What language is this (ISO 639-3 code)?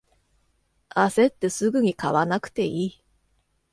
jpn